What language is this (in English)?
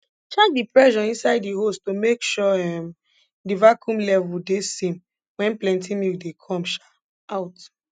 Nigerian Pidgin